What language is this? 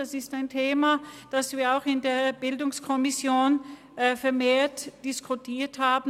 Swiss German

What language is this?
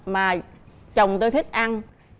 Vietnamese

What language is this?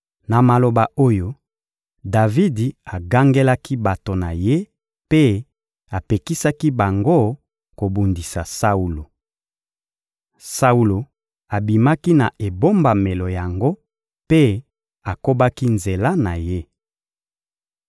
Lingala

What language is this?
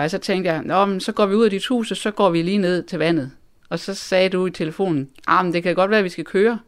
Danish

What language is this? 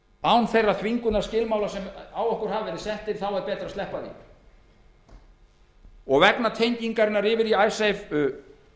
Icelandic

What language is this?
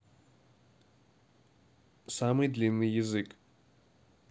Russian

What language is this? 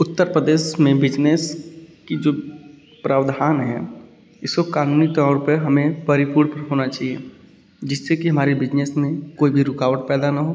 Hindi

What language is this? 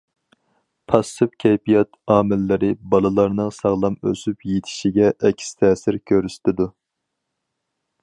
Uyghur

